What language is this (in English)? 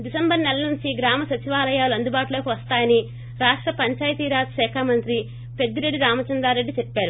Telugu